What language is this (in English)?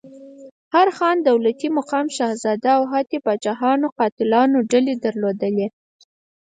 Pashto